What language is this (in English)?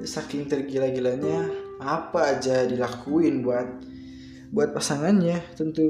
Indonesian